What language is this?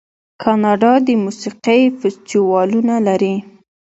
Pashto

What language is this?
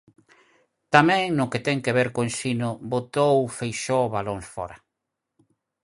Galician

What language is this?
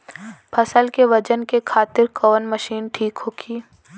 Bhojpuri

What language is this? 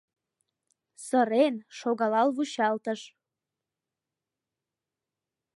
Mari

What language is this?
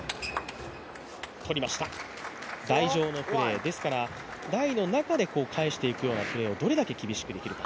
Japanese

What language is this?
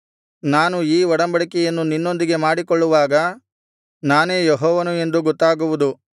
Kannada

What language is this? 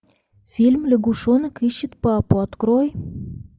Russian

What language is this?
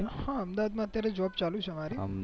Gujarati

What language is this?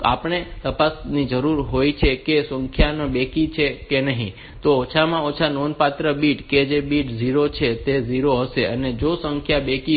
Gujarati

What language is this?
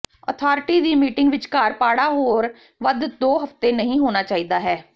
Punjabi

